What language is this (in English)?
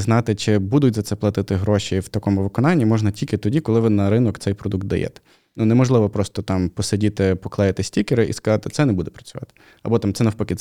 Ukrainian